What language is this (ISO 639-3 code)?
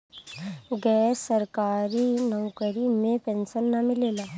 bho